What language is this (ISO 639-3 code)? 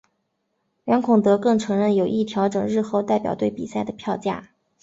zho